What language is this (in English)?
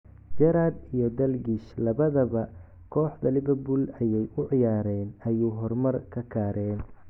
Somali